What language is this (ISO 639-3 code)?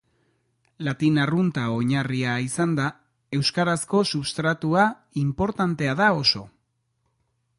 eus